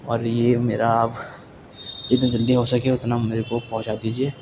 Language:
Urdu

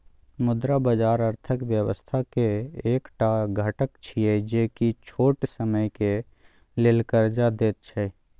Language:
Maithili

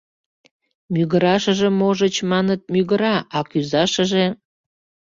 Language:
Mari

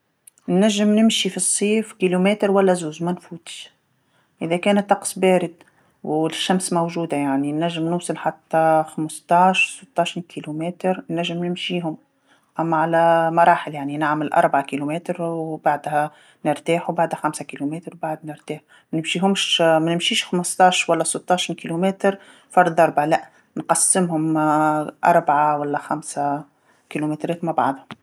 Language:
Tunisian Arabic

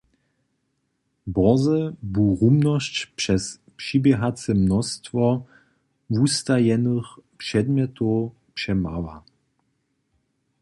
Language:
Upper Sorbian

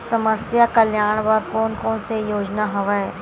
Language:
Chhattisgarhi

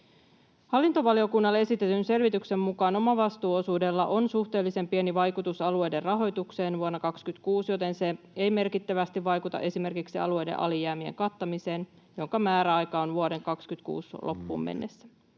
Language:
Finnish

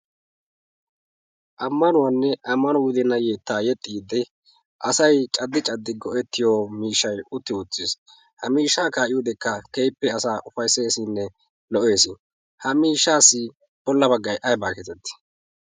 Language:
Wolaytta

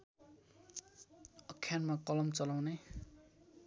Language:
Nepali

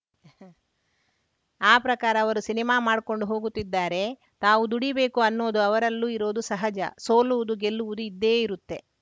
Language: Kannada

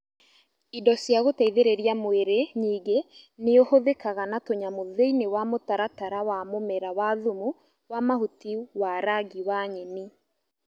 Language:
Kikuyu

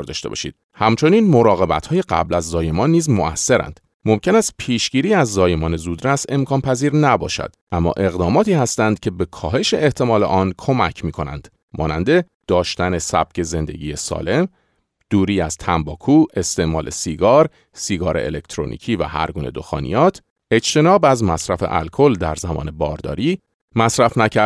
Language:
Persian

